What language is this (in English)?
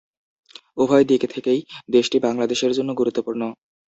Bangla